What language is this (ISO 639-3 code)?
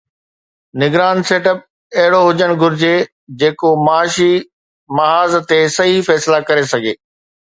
snd